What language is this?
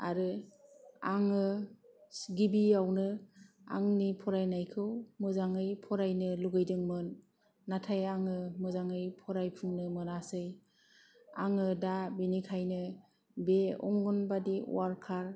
Bodo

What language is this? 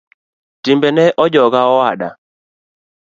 Luo (Kenya and Tanzania)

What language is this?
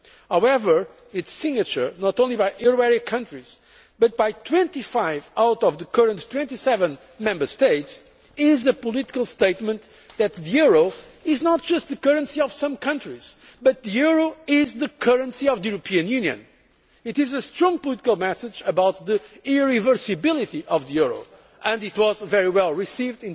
English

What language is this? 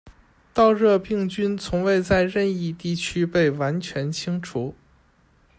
Chinese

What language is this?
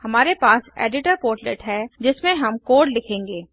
Hindi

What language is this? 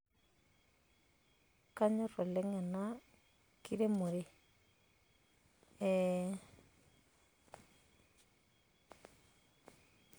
Masai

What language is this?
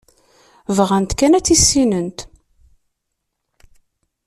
Kabyle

